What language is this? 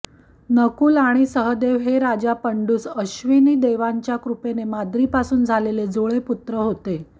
Marathi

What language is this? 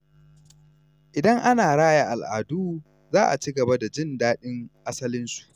Hausa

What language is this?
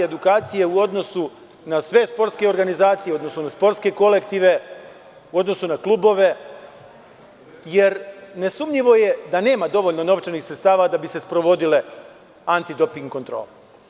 Serbian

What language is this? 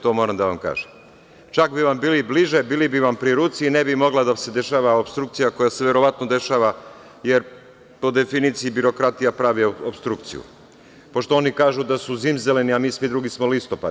Serbian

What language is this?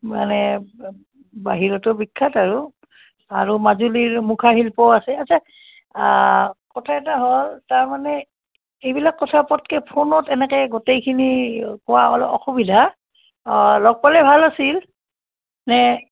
Assamese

